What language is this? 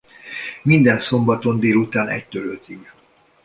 Hungarian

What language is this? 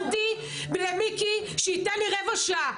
Hebrew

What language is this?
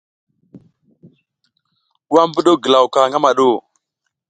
South Giziga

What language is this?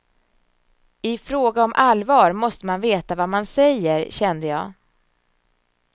Swedish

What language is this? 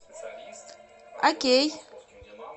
Russian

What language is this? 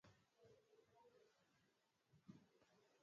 Swahili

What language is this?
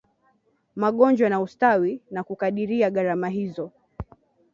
Swahili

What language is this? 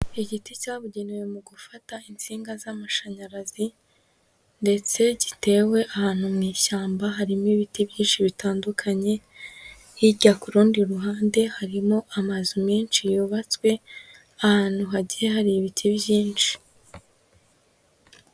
Kinyarwanda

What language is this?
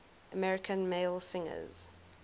English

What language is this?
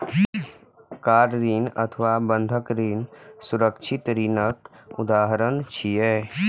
Maithili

